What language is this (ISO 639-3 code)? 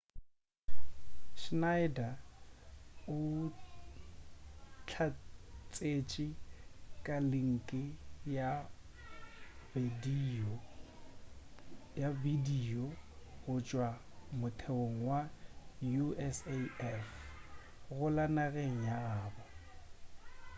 nso